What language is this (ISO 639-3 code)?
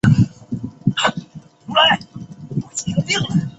zho